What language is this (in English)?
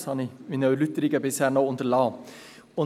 Swiss German